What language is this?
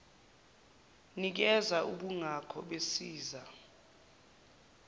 Zulu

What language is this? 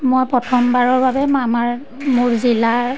Assamese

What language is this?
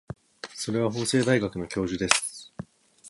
Japanese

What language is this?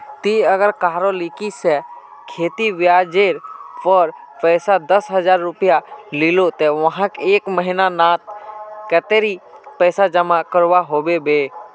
Magahi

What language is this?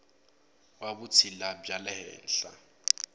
Tsonga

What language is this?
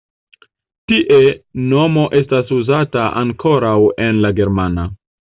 Esperanto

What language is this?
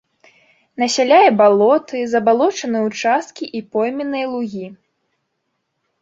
Belarusian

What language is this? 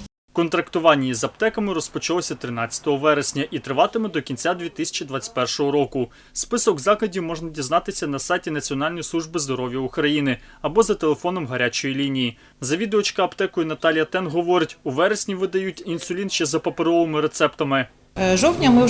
Ukrainian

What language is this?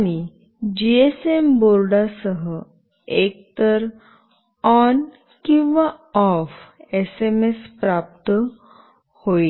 Marathi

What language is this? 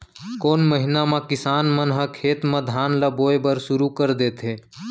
Chhattisgarhi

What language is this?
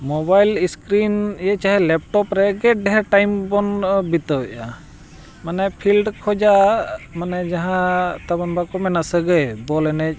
Santali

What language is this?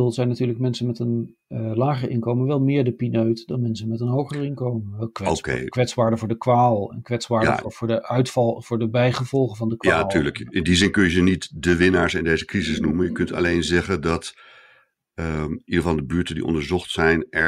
Dutch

